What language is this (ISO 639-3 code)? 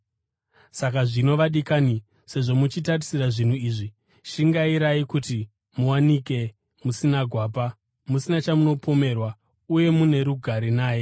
sna